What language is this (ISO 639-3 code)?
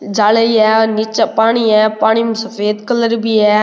raj